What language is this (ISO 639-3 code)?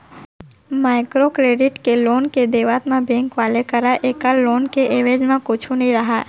hne